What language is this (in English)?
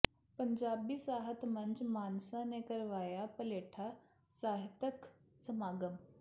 Punjabi